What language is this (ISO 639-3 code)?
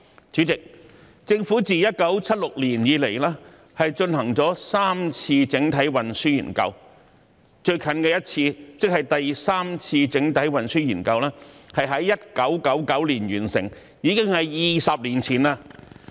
yue